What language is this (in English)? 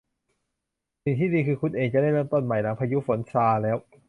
Thai